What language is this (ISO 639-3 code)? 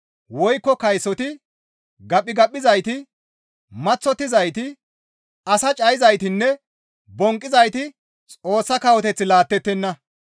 gmv